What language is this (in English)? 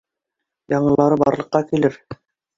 Bashkir